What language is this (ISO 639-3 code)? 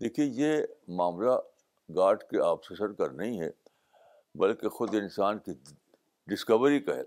urd